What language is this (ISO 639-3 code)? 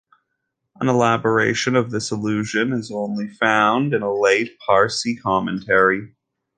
eng